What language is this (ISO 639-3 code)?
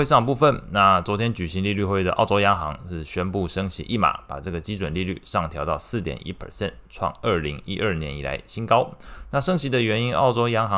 zho